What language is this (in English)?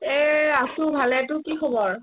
Assamese